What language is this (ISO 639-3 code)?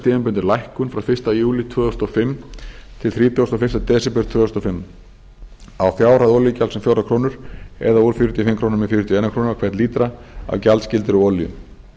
isl